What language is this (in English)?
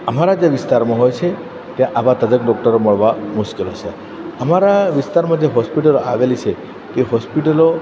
Gujarati